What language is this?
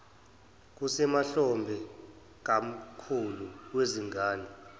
Zulu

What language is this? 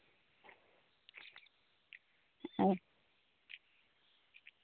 Santali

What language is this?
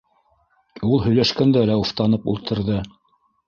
Bashkir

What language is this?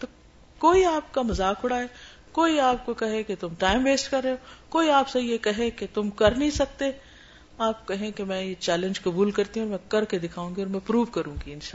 Urdu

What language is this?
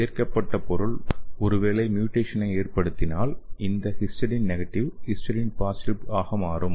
Tamil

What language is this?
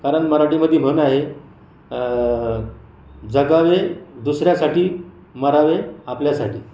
Marathi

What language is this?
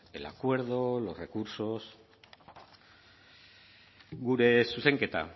Spanish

